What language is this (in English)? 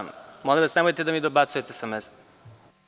Serbian